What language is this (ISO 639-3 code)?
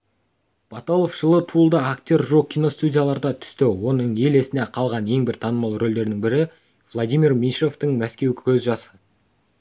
kaz